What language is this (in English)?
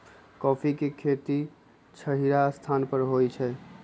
Magahi